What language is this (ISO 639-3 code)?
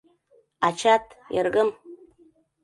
chm